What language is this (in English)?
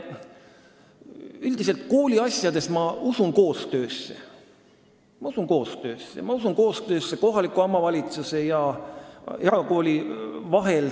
Estonian